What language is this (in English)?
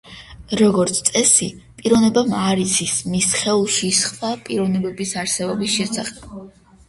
Georgian